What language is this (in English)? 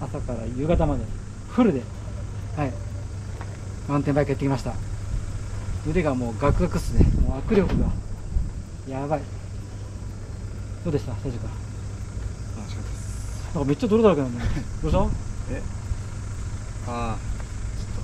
Japanese